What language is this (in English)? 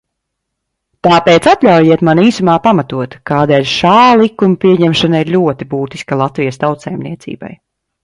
Latvian